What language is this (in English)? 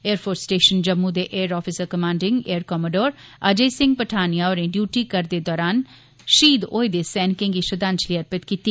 Dogri